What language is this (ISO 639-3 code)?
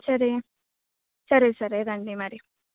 tel